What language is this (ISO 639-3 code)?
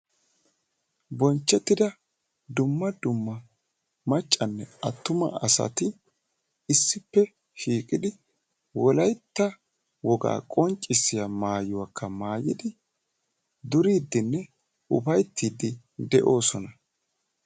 wal